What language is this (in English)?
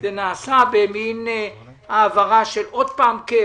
Hebrew